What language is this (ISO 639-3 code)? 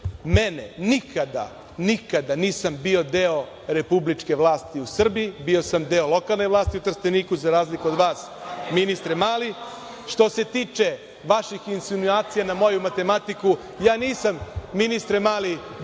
srp